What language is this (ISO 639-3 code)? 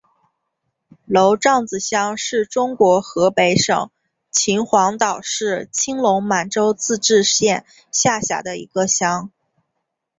zho